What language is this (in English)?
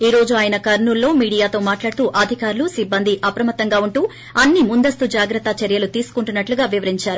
Telugu